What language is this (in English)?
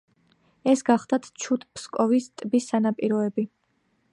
Georgian